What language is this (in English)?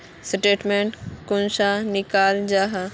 Magahi